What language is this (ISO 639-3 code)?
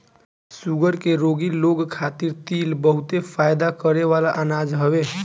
bho